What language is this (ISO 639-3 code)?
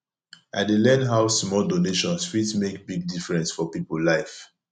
pcm